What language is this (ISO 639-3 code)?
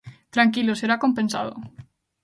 glg